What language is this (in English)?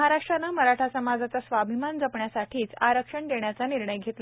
Marathi